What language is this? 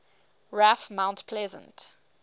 English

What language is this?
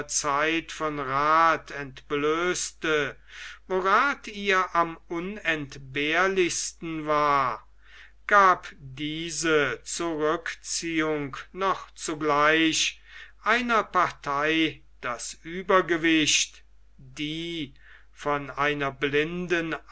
German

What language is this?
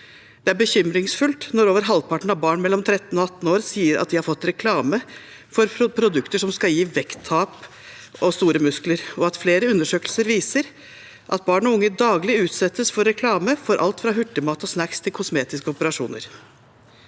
Norwegian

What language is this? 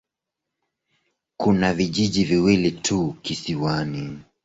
Swahili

